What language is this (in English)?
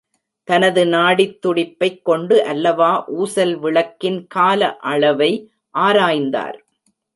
Tamil